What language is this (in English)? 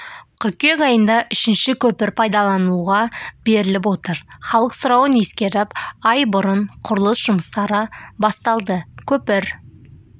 Kazakh